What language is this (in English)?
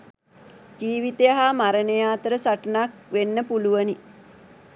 Sinhala